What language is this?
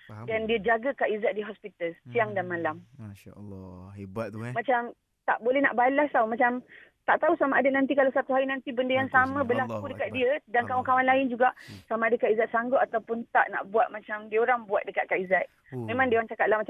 Malay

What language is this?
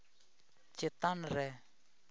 Santali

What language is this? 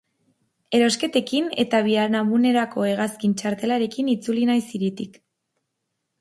Basque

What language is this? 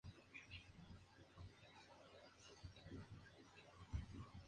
Spanish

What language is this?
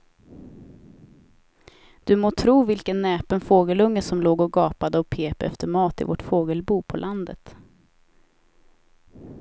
Swedish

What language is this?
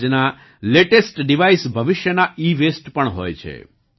Gujarati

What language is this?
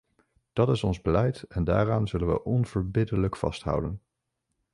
Dutch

